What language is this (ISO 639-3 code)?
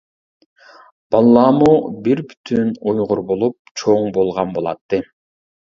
uig